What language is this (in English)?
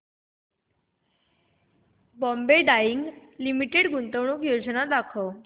Marathi